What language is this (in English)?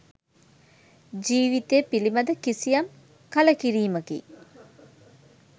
Sinhala